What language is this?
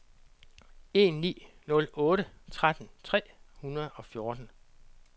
Danish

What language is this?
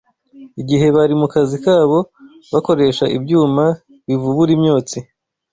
Kinyarwanda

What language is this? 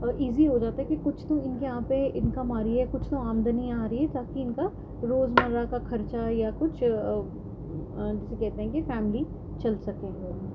Urdu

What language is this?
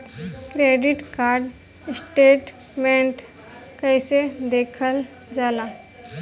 Bhojpuri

